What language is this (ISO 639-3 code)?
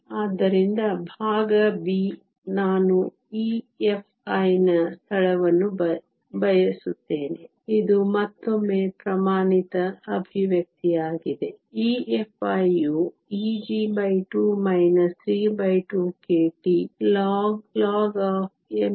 kan